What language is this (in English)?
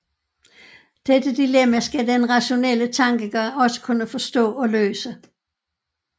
Danish